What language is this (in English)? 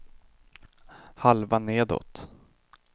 Swedish